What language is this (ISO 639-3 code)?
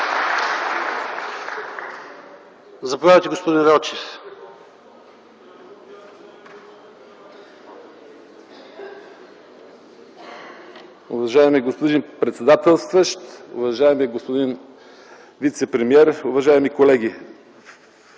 bul